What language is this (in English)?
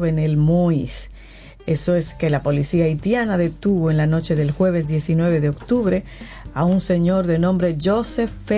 Spanish